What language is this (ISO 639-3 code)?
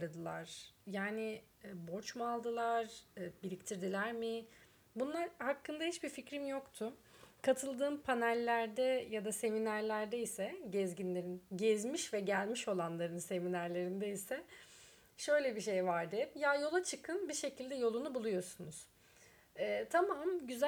tur